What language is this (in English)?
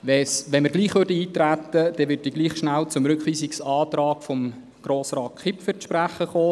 Swiss German